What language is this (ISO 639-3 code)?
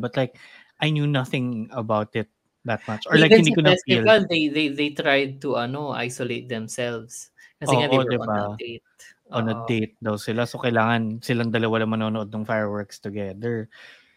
fil